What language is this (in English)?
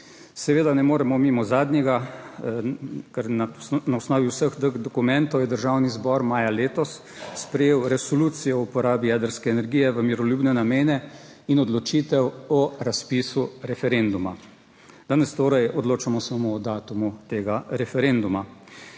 Slovenian